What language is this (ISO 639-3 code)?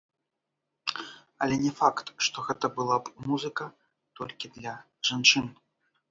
bel